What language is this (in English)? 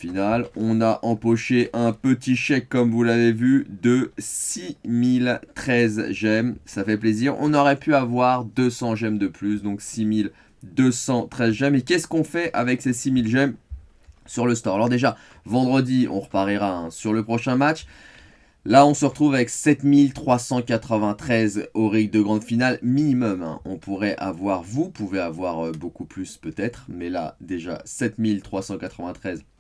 French